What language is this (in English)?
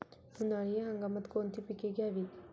Marathi